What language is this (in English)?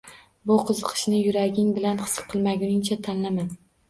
Uzbek